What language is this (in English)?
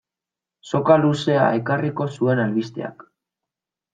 Basque